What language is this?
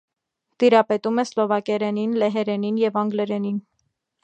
Armenian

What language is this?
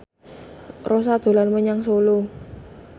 Javanese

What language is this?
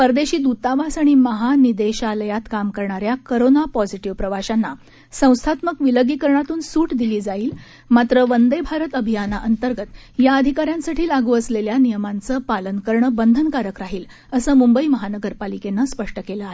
Marathi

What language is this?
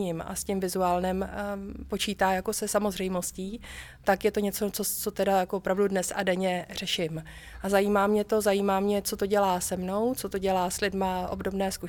Czech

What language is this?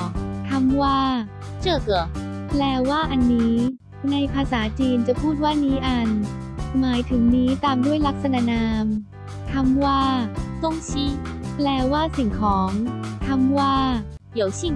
Thai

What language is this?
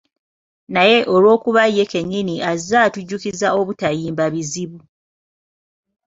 Ganda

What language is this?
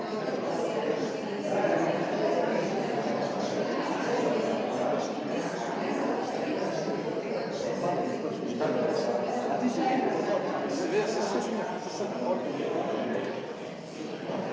Slovenian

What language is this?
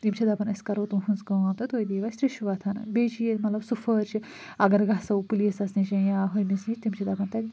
Kashmiri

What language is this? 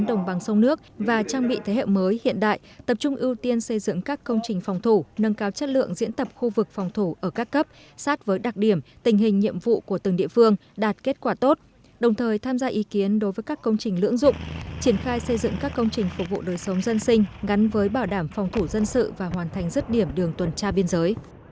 Vietnamese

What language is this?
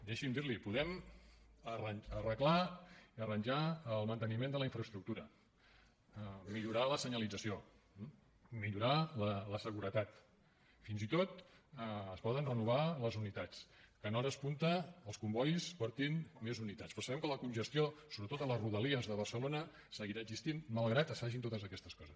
Catalan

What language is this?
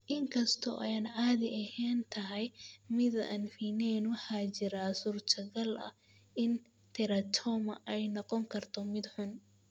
Somali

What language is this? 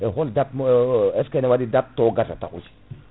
Fula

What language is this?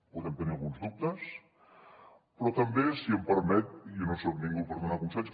Catalan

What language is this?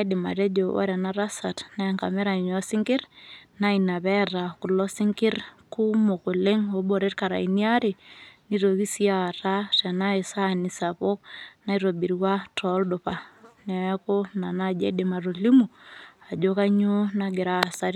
Masai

